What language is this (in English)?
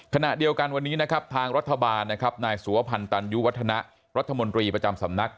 Thai